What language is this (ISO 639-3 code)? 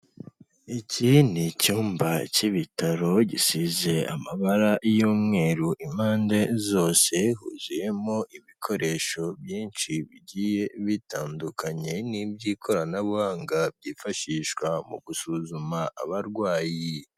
kin